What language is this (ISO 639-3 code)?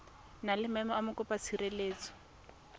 tsn